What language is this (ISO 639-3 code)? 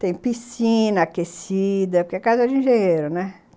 por